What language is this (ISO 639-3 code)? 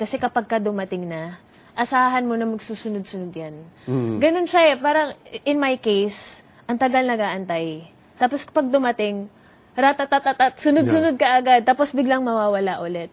fil